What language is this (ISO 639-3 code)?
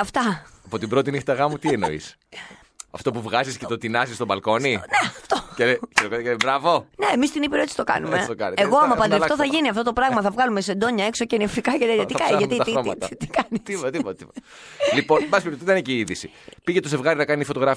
ell